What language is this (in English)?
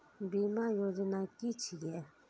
Maithili